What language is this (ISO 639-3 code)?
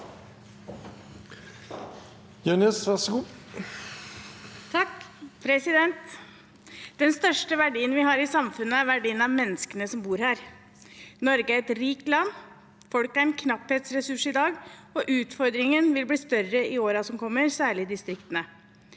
nor